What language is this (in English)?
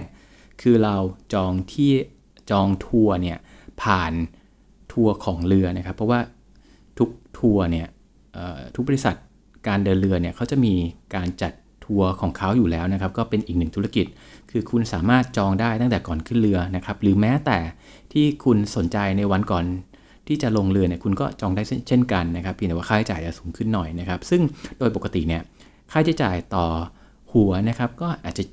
Thai